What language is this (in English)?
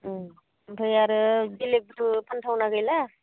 Bodo